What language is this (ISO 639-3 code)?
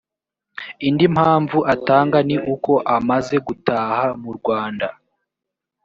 kin